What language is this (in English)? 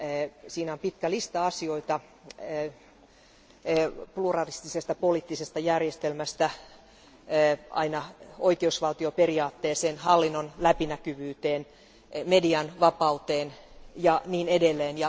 Finnish